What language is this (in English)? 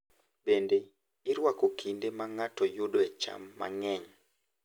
Luo (Kenya and Tanzania)